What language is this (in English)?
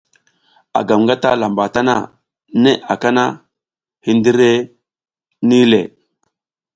South Giziga